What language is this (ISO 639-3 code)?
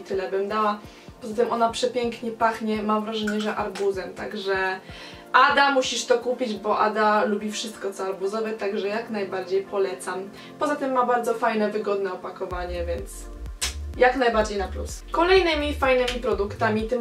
pol